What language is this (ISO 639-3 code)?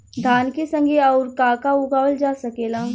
bho